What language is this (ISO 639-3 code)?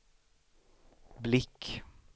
swe